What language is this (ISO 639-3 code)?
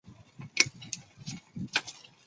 zho